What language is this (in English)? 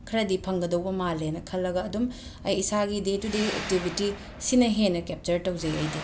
Manipuri